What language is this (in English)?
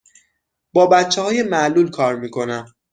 Persian